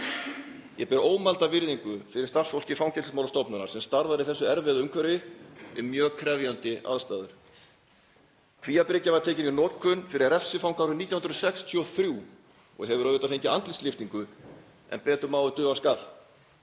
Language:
Icelandic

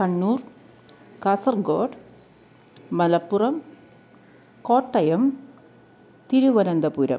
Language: Malayalam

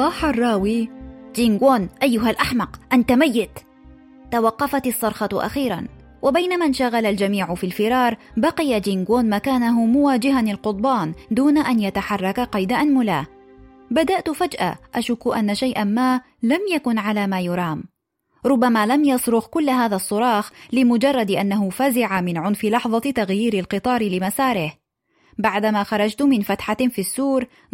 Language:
Arabic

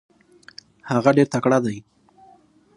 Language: Pashto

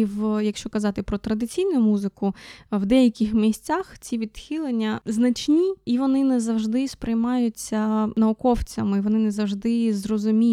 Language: Ukrainian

